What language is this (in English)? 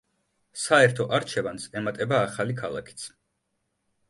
Georgian